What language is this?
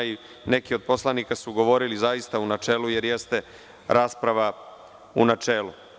Serbian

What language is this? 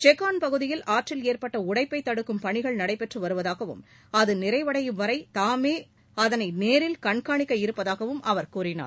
Tamil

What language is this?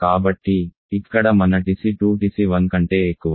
Telugu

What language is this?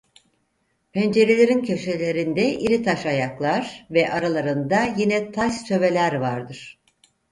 Turkish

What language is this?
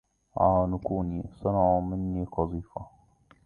Arabic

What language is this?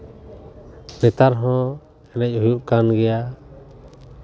Santali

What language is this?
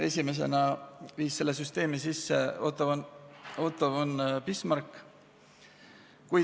Estonian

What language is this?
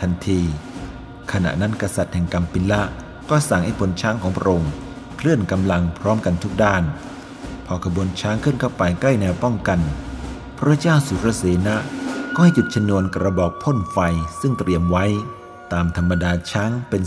Thai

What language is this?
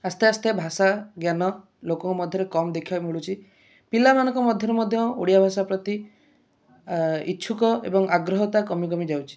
Odia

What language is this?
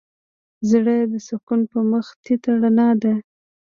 Pashto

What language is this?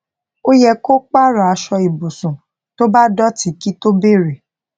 Yoruba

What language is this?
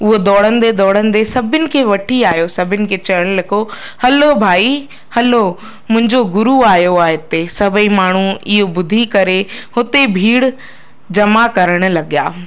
Sindhi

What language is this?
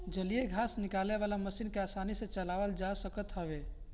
Bhojpuri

